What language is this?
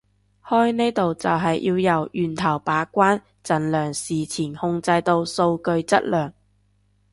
Cantonese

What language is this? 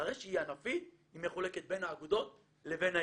Hebrew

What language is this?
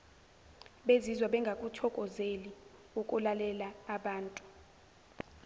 Zulu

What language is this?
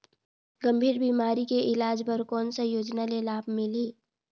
Chhattisgarhi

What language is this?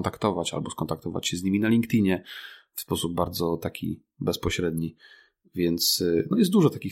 Polish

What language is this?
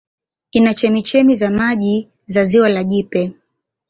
Swahili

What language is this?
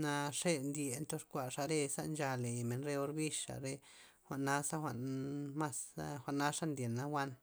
Loxicha Zapotec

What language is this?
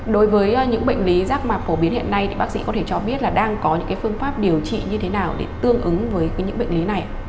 Vietnamese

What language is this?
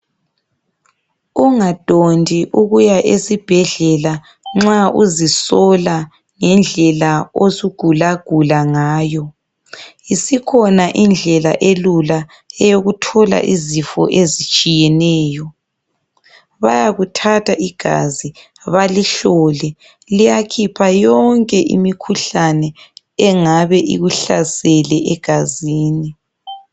North Ndebele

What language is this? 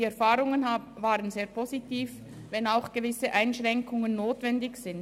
Swiss German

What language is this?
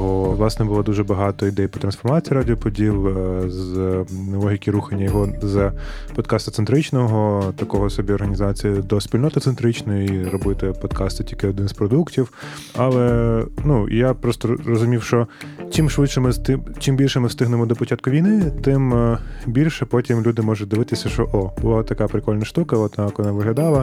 Ukrainian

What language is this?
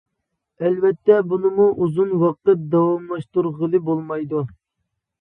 Uyghur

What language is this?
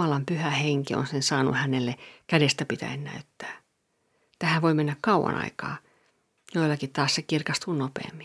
Finnish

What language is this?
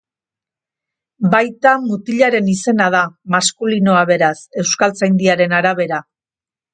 Basque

